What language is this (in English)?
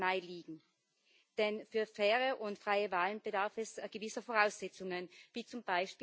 German